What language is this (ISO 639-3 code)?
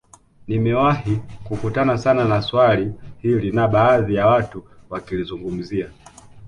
swa